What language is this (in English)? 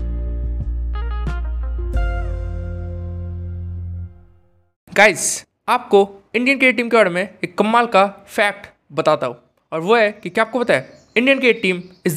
Hindi